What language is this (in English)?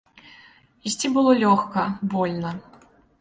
Belarusian